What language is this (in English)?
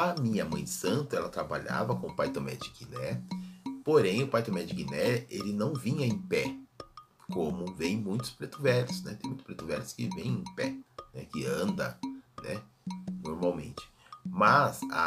Portuguese